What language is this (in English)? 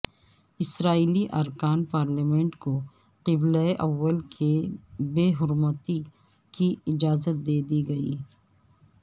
Urdu